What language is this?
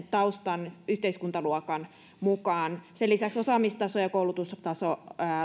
Finnish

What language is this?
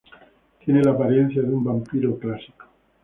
Spanish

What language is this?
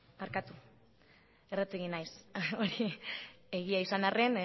Basque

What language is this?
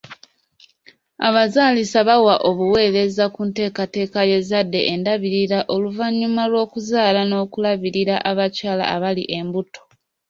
Ganda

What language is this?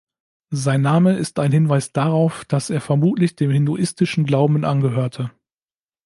German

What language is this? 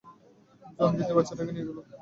Bangla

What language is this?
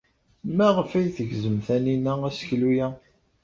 Kabyle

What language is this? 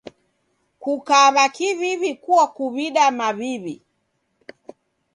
Taita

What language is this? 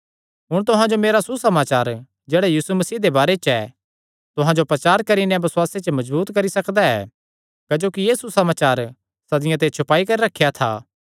Kangri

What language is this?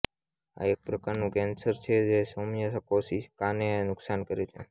Gujarati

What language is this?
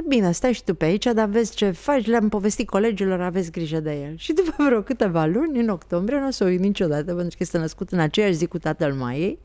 Romanian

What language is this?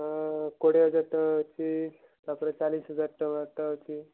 Odia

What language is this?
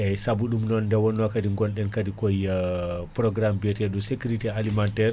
Fula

